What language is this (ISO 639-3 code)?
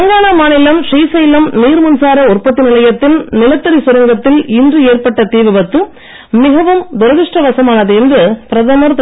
tam